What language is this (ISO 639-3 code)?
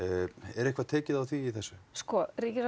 isl